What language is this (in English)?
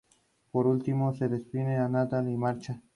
Spanish